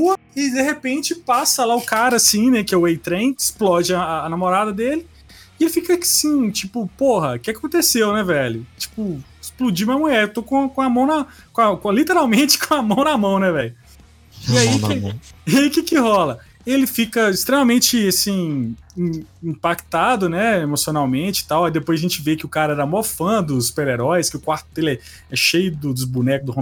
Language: Portuguese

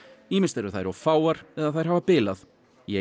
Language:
Icelandic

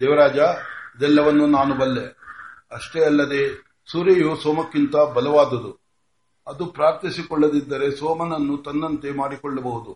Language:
Kannada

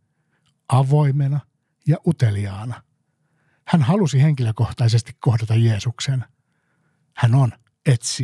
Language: Finnish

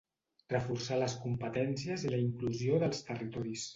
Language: Catalan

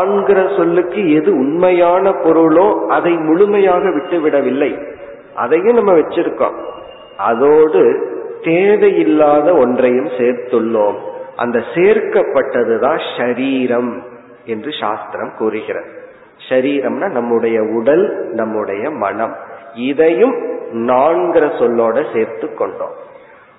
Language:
Tamil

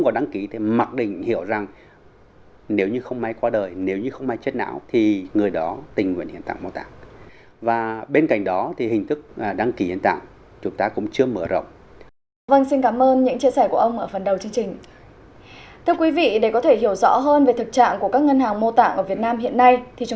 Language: Vietnamese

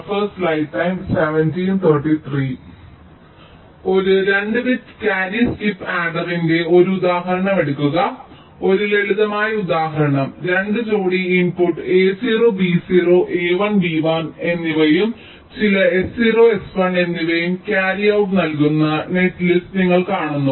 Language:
Malayalam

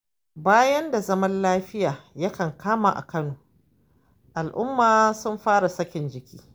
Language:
Hausa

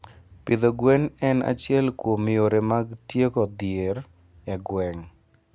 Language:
Luo (Kenya and Tanzania)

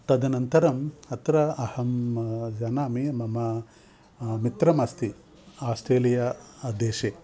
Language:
Sanskrit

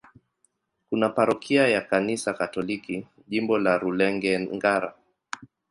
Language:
Swahili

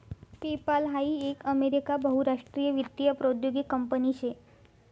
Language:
Marathi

